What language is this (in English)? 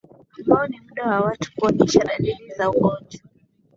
Swahili